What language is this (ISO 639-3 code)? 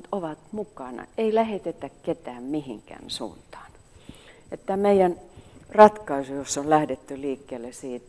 fin